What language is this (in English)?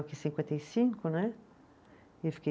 Portuguese